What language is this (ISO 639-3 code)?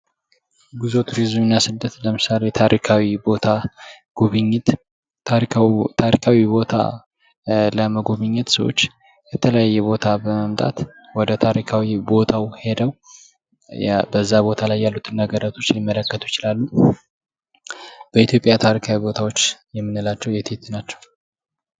amh